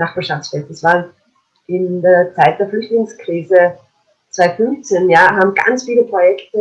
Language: German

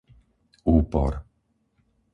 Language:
Slovak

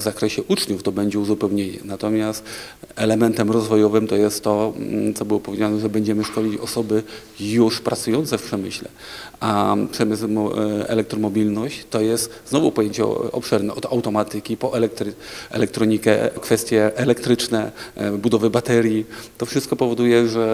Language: Polish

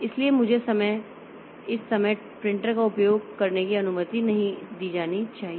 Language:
Hindi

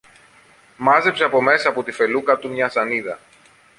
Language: Greek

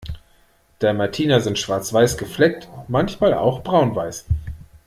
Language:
German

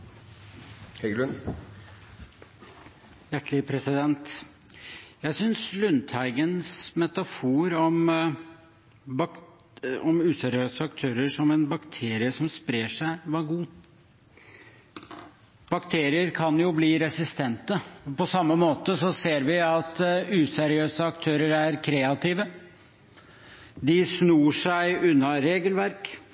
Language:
Norwegian Bokmål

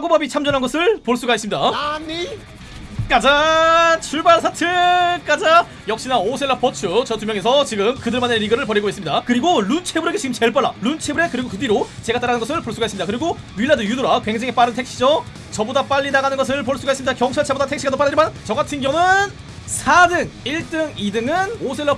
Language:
Korean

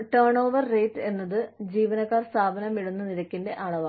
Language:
Malayalam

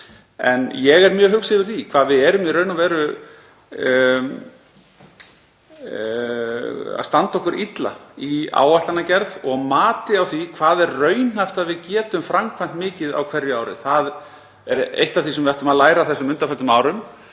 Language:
Icelandic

